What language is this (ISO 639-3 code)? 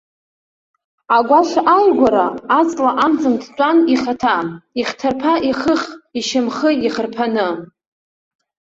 abk